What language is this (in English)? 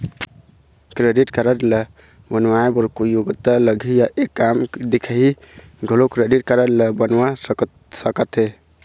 Chhattisgarhi